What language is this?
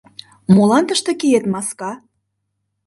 Mari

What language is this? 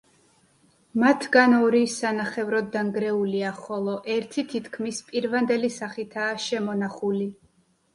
Georgian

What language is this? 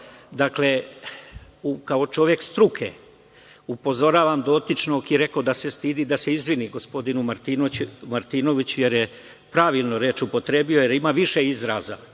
Serbian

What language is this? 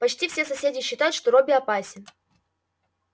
Russian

